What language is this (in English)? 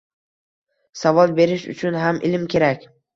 Uzbek